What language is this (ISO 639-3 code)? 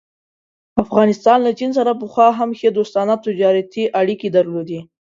pus